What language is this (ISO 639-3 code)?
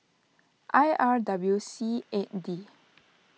eng